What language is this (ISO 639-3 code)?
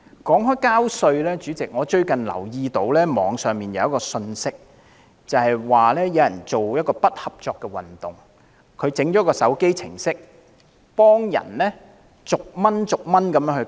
yue